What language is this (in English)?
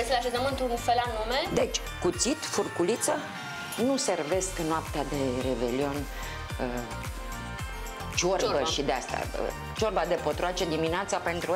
Romanian